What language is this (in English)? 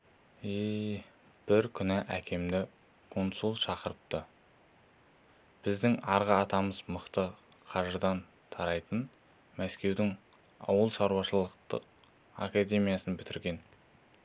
Kazakh